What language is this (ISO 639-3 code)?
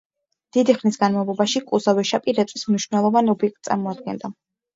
kat